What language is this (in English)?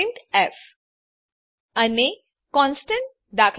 Gujarati